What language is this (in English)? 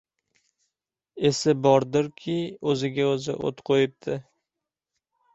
Uzbek